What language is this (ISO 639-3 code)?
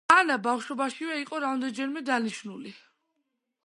kat